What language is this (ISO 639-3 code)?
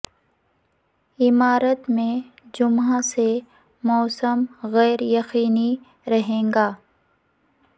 urd